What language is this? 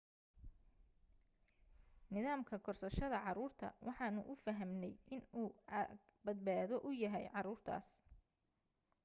Somali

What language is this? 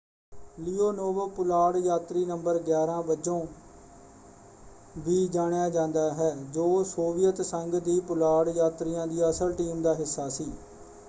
Punjabi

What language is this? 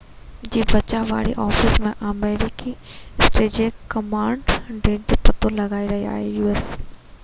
Sindhi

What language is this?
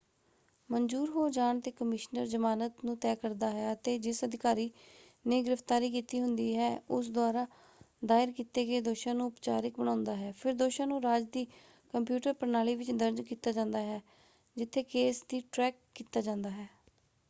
Punjabi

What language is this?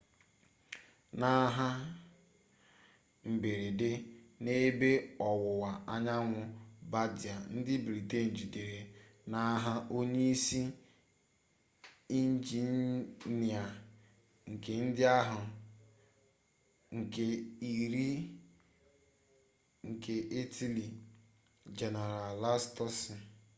Igbo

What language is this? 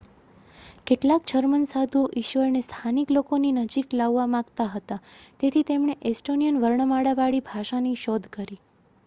Gujarati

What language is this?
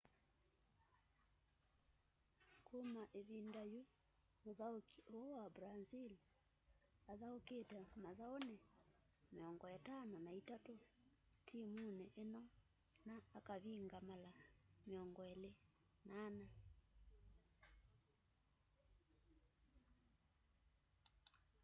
Kamba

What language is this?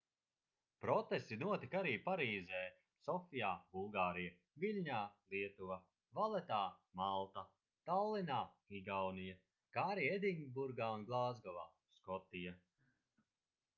Latvian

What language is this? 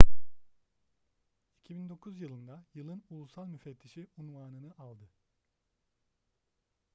Turkish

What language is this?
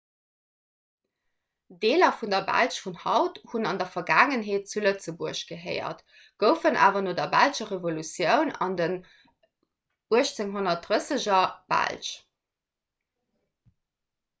Luxembourgish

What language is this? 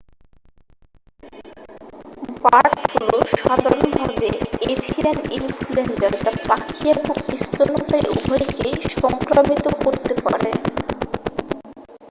Bangla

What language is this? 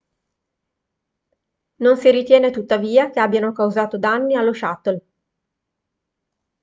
Italian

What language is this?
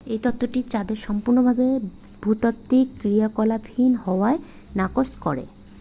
Bangla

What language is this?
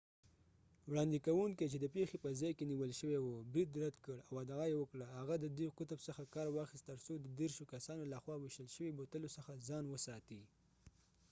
Pashto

